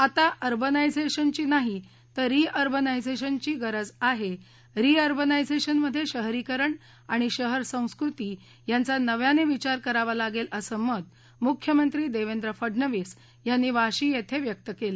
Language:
Marathi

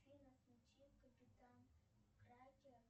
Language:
Russian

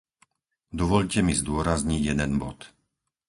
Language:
Slovak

